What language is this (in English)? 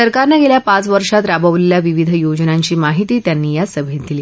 Marathi